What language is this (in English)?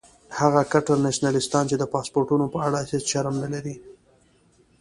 Pashto